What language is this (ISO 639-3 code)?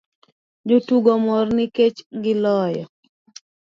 luo